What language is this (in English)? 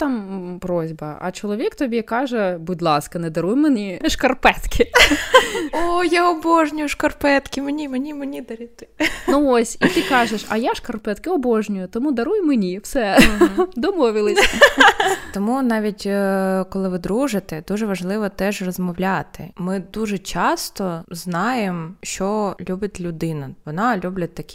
Ukrainian